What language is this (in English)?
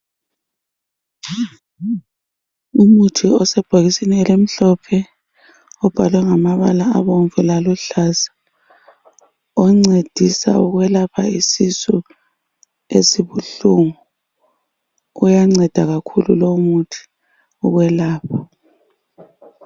North Ndebele